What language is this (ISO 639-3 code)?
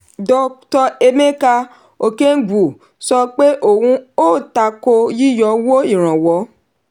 yor